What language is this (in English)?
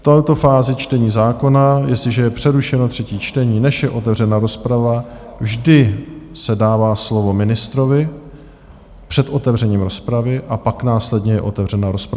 Czech